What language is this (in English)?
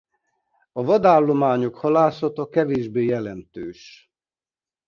Hungarian